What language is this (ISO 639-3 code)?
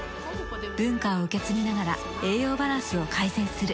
jpn